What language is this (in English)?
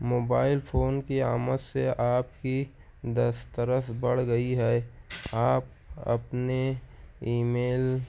Urdu